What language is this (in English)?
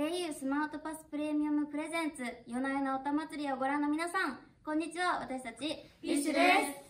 Japanese